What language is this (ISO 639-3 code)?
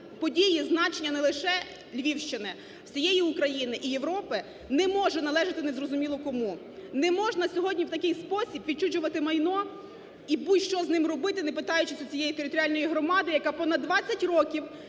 ukr